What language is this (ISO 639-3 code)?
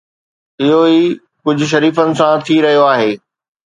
snd